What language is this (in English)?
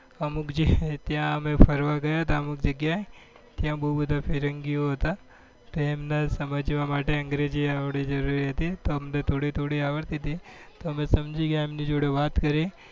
Gujarati